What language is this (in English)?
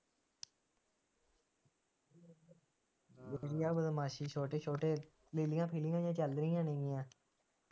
Punjabi